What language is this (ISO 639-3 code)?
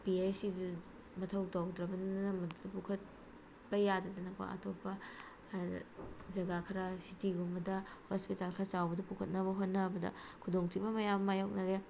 mni